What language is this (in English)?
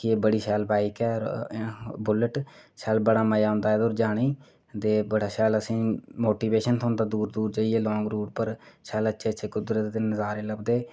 Dogri